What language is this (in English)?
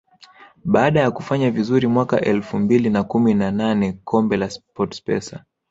Swahili